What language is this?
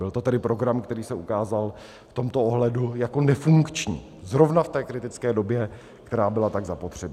Czech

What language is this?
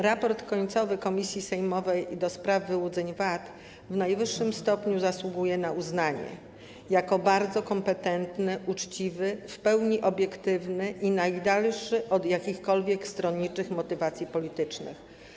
Polish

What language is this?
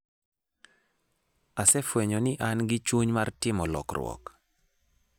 Luo (Kenya and Tanzania)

